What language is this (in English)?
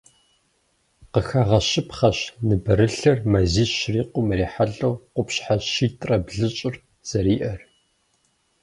Kabardian